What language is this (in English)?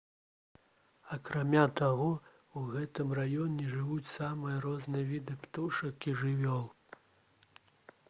Belarusian